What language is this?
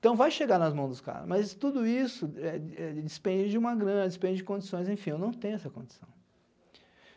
Portuguese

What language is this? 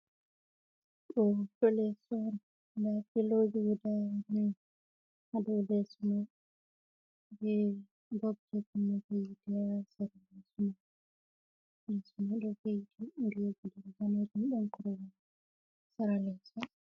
Fula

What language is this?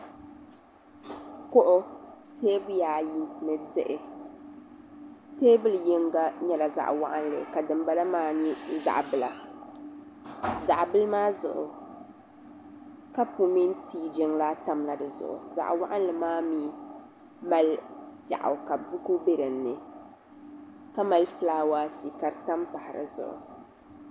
Dagbani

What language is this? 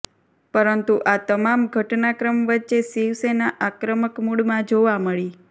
Gujarati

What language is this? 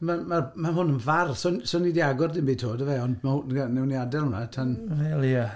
Welsh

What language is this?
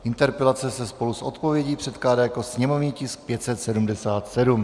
Czech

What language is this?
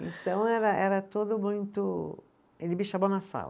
Portuguese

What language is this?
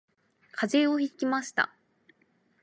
Japanese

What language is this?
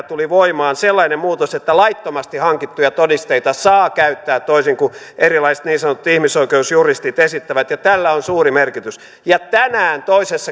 Finnish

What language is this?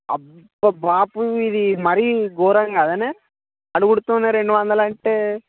Telugu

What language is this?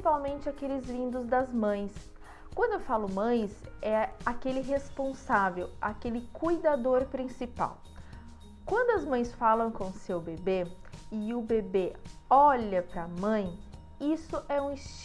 Portuguese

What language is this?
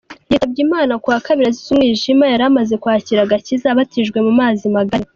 Kinyarwanda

